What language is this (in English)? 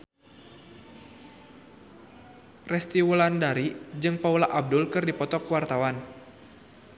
Sundanese